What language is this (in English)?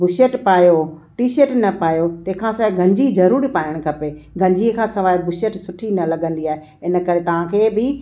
Sindhi